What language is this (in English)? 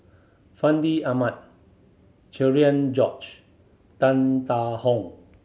English